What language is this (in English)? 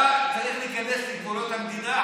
Hebrew